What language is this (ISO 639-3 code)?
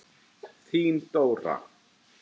isl